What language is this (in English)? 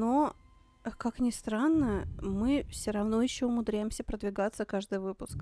Russian